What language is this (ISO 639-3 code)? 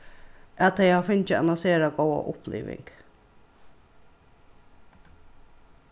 fao